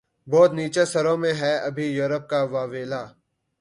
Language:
Urdu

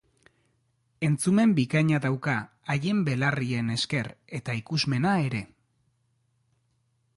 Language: Basque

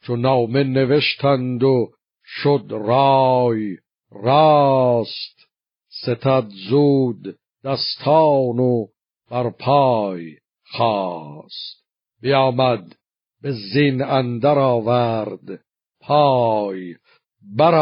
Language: Persian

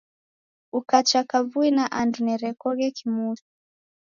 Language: Taita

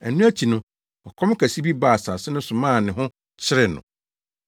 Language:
Akan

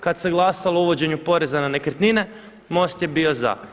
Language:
Croatian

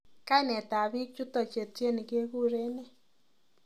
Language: Kalenjin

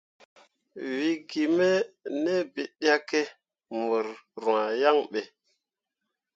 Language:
Mundang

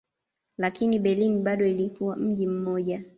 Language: Swahili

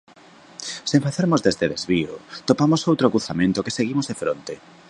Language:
Galician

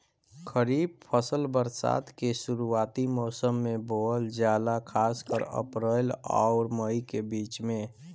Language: Bhojpuri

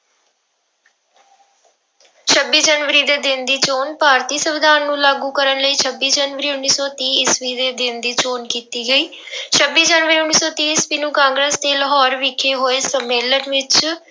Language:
Punjabi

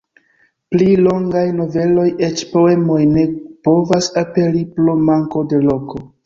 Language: Esperanto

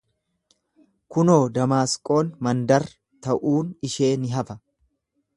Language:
Oromo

